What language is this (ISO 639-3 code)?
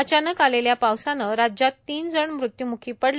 mar